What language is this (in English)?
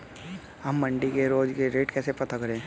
Hindi